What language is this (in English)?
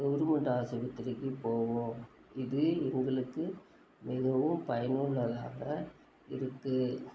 Tamil